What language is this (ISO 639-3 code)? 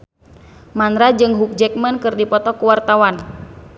sun